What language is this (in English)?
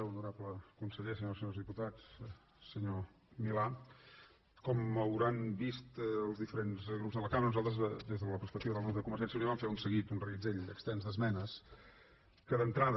Catalan